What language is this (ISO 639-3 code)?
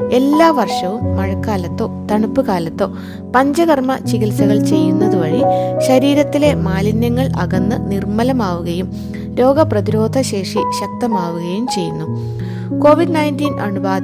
mal